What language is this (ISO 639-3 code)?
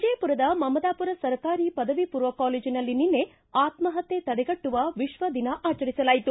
kan